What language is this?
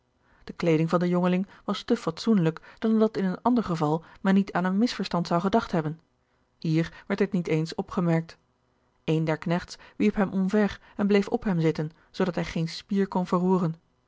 Dutch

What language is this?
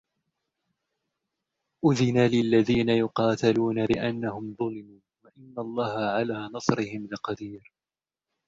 Arabic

